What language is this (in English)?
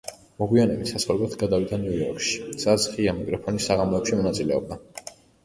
Georgian